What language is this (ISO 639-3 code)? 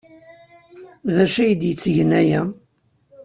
kab